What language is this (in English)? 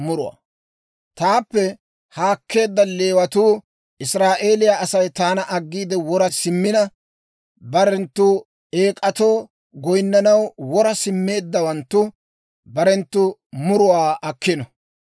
Dawro